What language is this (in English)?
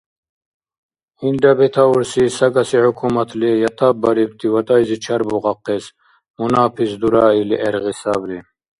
Dargwa